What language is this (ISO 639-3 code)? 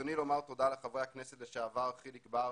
heb